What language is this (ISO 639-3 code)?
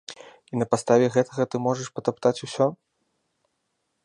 bel